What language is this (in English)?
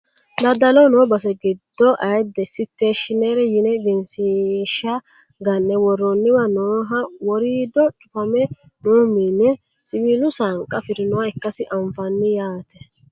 Sidamo